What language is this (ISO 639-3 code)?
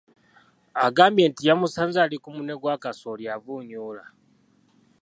lug